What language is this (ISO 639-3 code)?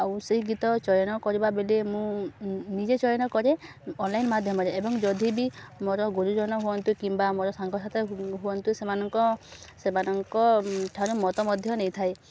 ori